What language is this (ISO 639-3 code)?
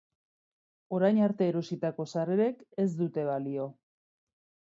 eus